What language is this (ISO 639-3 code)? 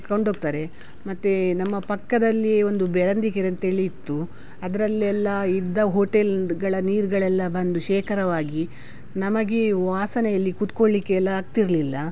kan